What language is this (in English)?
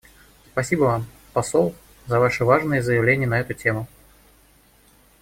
Russian